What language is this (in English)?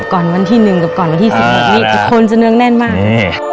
Thai